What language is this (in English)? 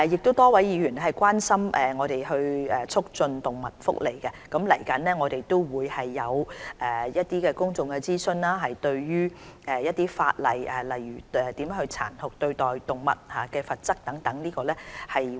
Cantonese